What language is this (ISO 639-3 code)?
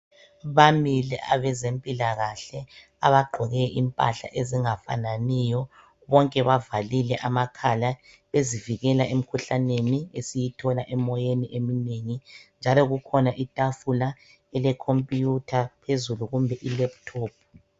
nde